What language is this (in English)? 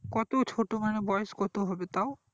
Bangla